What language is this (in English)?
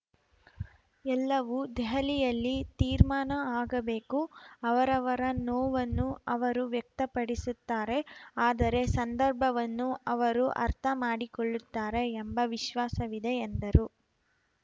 Kannada